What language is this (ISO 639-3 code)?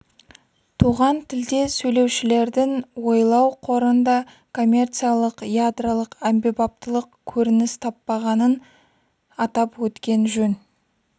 kaz